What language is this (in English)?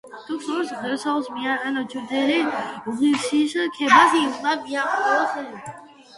Georgian